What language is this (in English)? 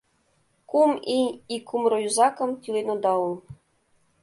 Mari